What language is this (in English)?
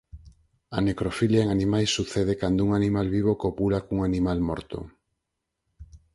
Galician